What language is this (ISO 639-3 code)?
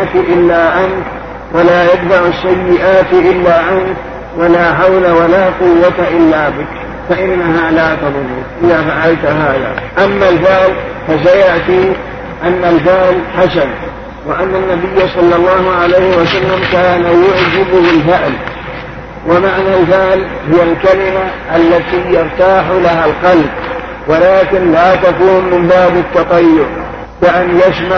ara